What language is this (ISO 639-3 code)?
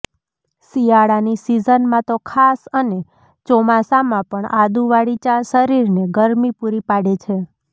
guj